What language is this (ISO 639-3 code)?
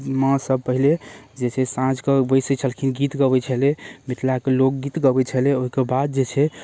mai